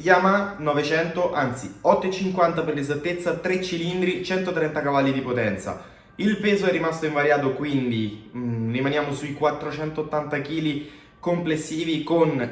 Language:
Italian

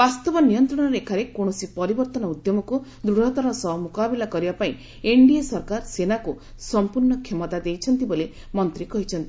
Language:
Odia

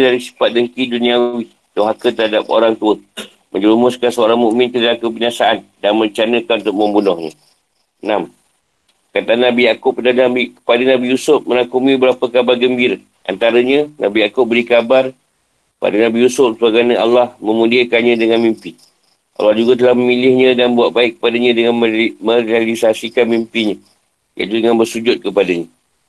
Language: Malay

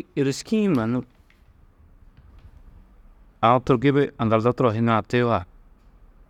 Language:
Tedaga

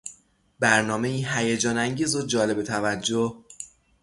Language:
Persian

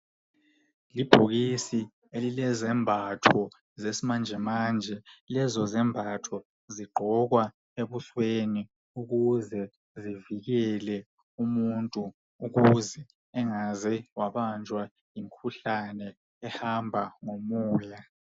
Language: North Ndebele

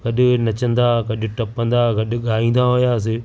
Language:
Sindhi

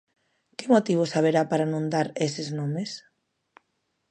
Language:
Galician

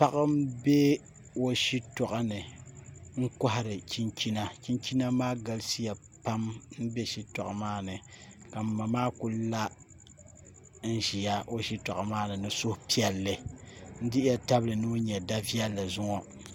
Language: Dagbani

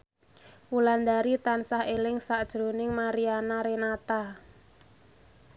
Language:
Javanese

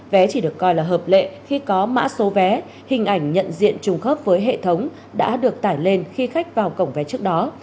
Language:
Vietnamese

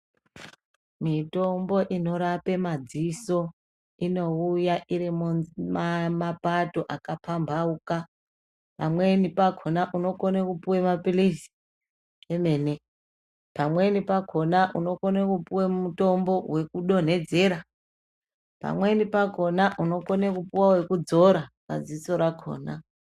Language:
Ndau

